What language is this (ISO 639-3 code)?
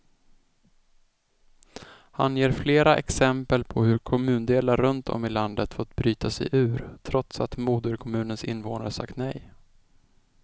swe